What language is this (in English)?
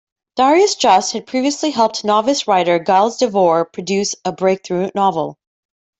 English